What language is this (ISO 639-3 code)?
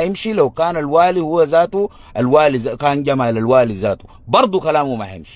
ara